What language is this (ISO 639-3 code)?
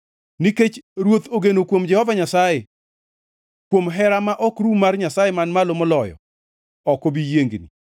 luo